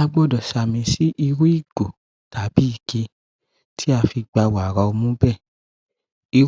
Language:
Yoruba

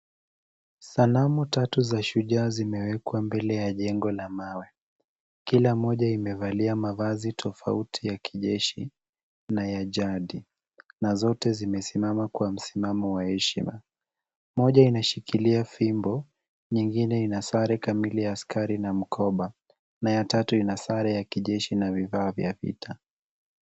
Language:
Swahili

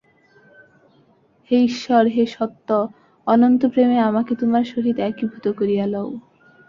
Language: Bangla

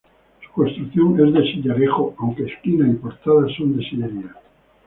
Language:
Spanish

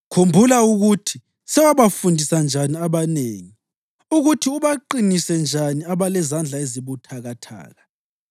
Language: North Ndebele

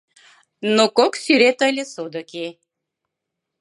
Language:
Mari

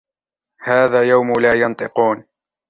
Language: Arabic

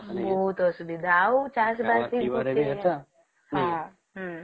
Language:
Odia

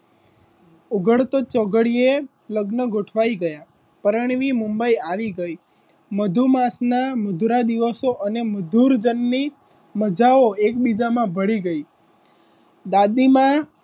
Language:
Gujarati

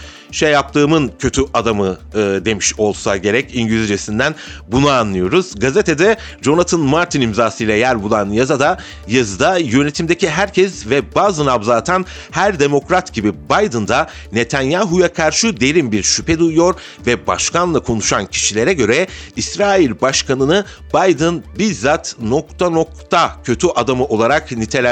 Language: Turkish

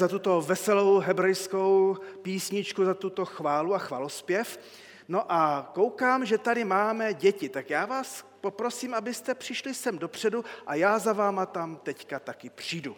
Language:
Czech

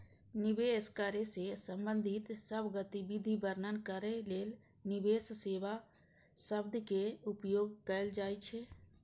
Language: Maithili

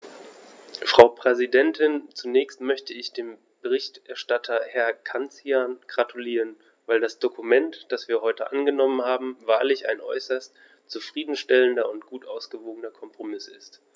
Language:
German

